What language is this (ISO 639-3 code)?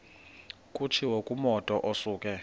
xho